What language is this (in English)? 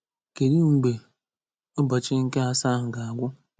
Igbo